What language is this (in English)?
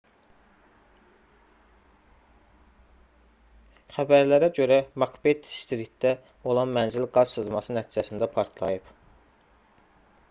Azerbaijani